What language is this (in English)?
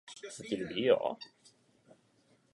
Czech